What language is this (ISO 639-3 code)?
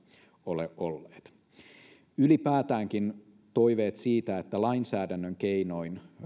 fin